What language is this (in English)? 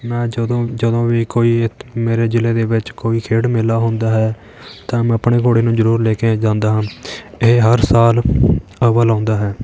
Punjabi